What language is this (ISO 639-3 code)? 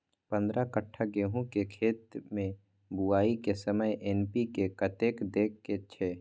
mai